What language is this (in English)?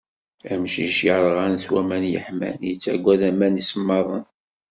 Kabyle